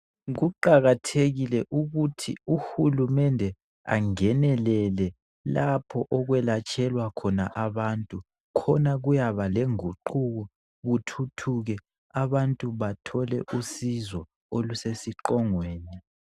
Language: North Ndebele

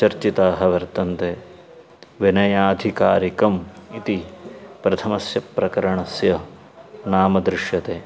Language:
Sanskrit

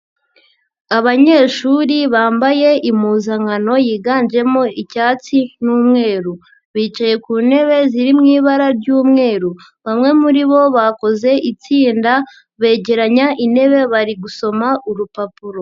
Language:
Kinyarwanda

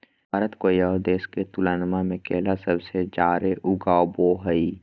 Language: Magahi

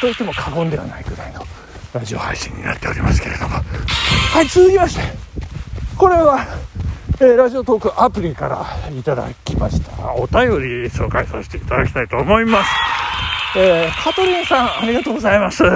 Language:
Japanese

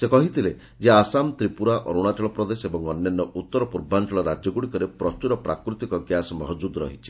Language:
Odia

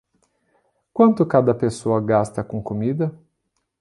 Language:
Portuguese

